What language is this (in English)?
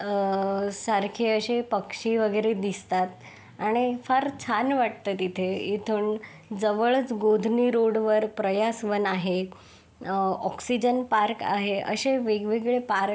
Marathi